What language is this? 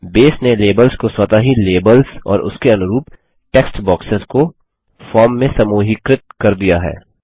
Hindi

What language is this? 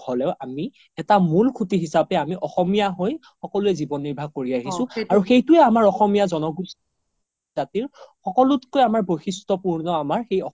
Assamese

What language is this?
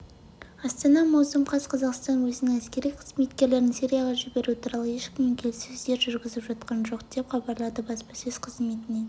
Kazakh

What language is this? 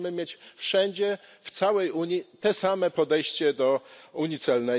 Polish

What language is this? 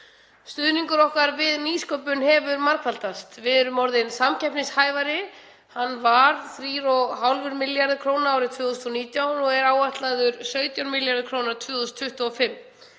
Icelandic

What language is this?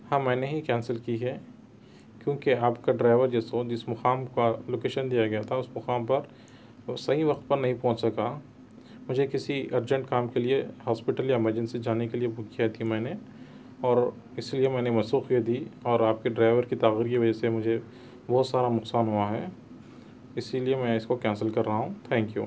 Urdu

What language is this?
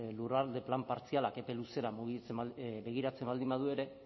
Basque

